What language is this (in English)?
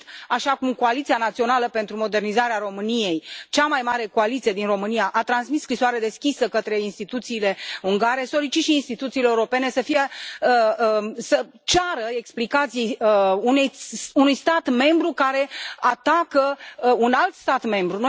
Romanian